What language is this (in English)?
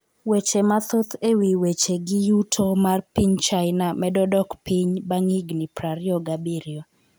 Luo (Kenya and Tanzania)